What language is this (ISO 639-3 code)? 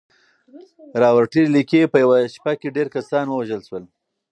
pus